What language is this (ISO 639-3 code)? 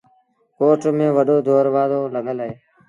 sbn